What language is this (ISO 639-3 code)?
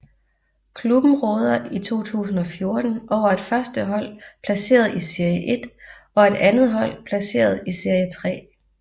dan